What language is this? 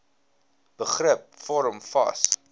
Afrikaans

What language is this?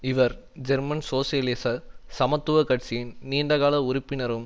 Tamil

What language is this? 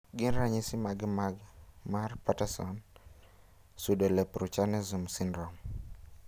Luo (Kenya and Tanzania)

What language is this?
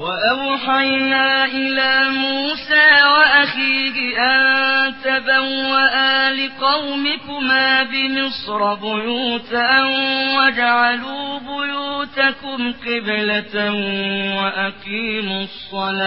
Arabic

